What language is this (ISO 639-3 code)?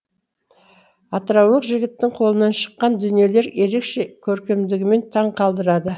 kaz